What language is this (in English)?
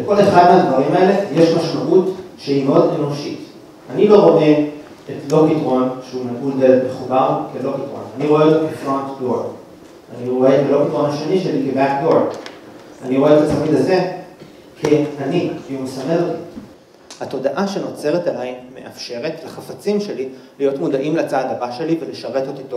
Hebrew